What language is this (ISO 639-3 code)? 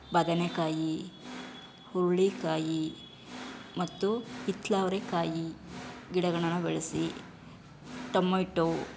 kan